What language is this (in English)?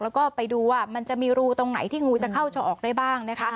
Thai